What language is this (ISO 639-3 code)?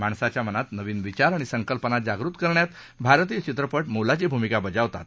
mar